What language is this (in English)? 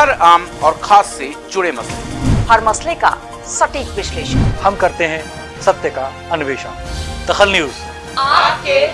Hindi